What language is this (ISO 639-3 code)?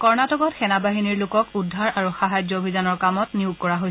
asm